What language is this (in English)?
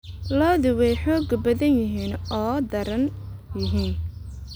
Somali